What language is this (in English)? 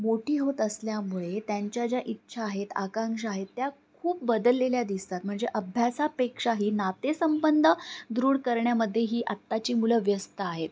Marathi